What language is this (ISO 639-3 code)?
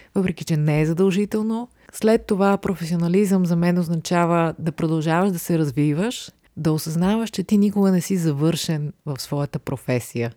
bul